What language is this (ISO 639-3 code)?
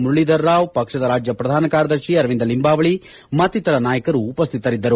kan